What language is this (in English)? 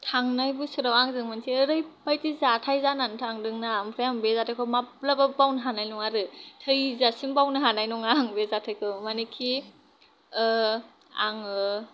Bodo